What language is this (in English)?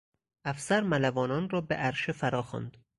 Persian